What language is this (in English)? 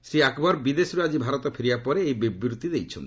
Odia